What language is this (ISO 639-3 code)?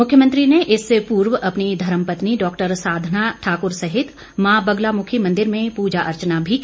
hin